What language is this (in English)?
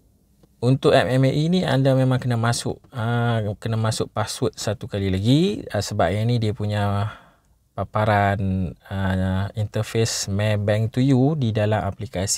Malay